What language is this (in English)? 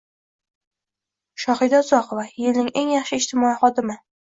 Uzbek